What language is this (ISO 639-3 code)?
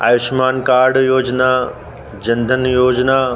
snd